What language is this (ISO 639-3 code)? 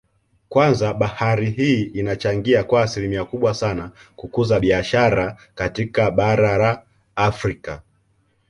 swa